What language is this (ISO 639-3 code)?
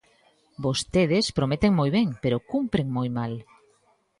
glg